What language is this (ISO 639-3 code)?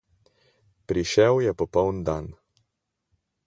slv